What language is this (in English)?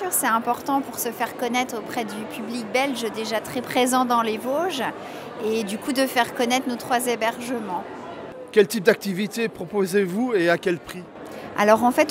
French